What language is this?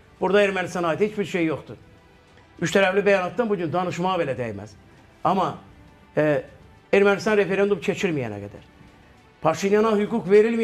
Turkish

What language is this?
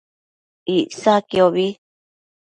Matsés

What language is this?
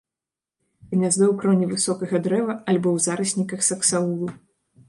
Belarusian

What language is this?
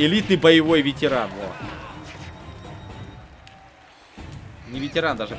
Russian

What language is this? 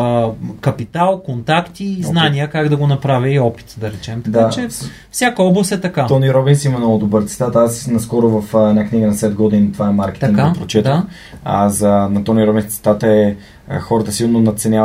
Bulgarian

